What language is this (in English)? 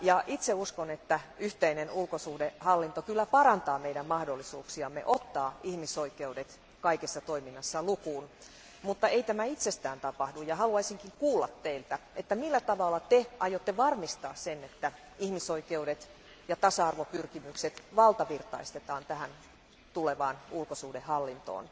Finnish